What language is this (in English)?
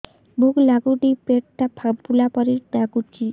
Odia